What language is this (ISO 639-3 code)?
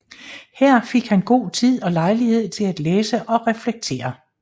dan